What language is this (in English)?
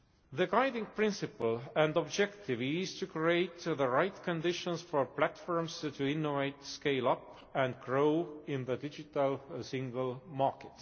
English